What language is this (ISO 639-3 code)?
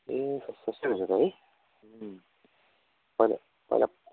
nep